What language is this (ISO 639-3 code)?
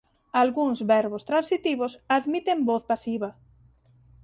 glg